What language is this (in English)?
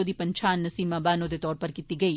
Dogri